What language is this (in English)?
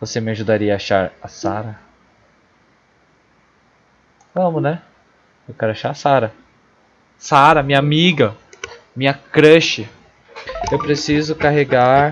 Portuguese